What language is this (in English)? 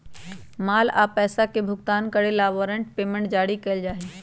Magahi